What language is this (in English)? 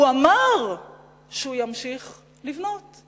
Hebrew